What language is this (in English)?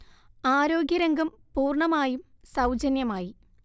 Malayalam